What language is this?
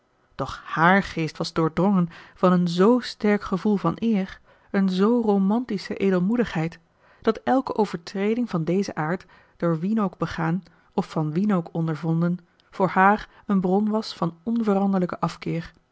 Dutch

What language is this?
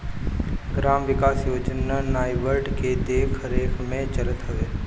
Bhojpuri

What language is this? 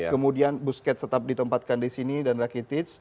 Indonesian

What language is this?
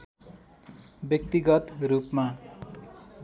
Nepali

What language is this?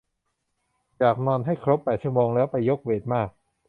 Thai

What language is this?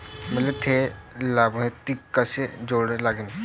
Marathi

